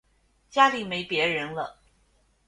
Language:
Chinese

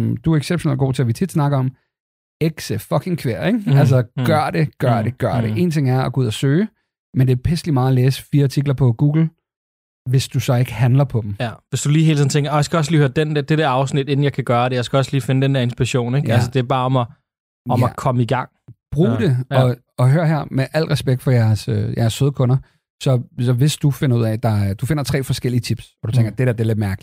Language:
Danish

